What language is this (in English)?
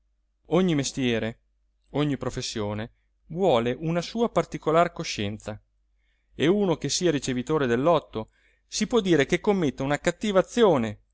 Italian